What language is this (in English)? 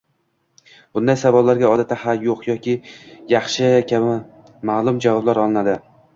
Uzbek